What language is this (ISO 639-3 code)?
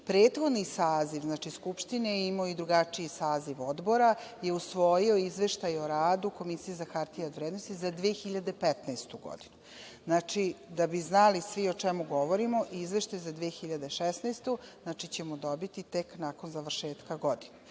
srp